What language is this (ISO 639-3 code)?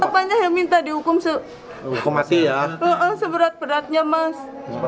ind